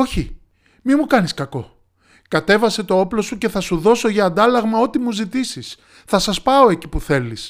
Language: Greek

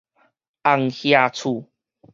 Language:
Min Nan Chinese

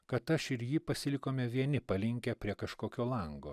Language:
Lithuanian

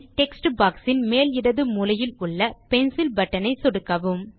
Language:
Tamil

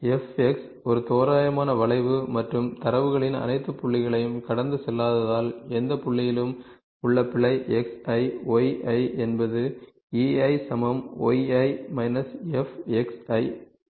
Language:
Tamil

